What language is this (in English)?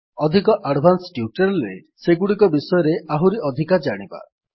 Odia